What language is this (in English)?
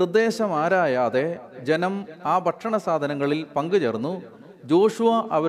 Malayalam